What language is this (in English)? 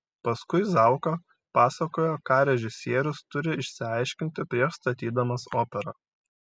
Lithuanian